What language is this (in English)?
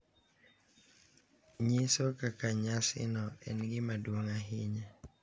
Luo (Kenya and Tanzania)